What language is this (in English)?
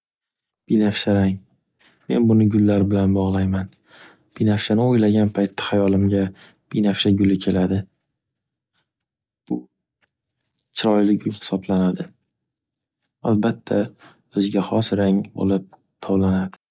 Uzbek